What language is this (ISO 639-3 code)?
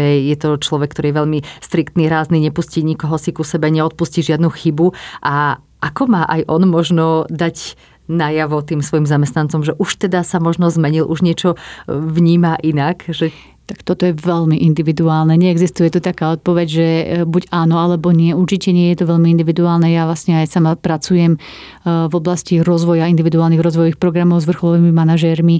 slk